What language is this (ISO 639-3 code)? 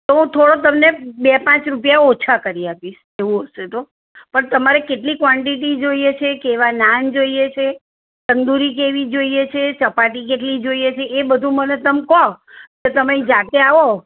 guj